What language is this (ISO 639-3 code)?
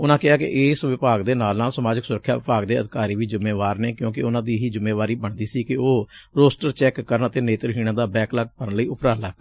pan